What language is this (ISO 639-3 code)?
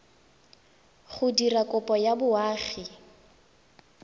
tsn